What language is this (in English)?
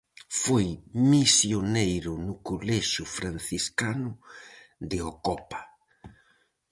Galician